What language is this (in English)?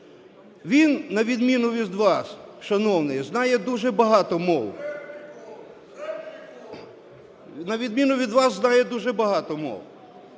Ukrainian